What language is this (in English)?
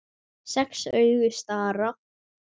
Icelandic